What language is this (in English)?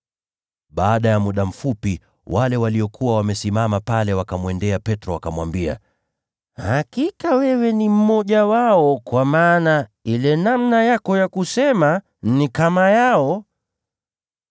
Swahili